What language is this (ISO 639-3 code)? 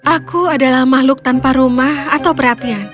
ind